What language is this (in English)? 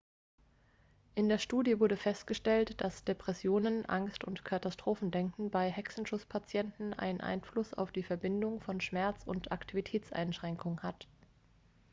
German